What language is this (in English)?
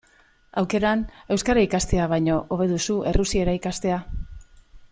Basque